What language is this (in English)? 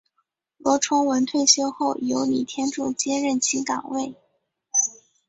Chinese